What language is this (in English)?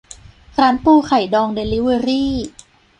Thai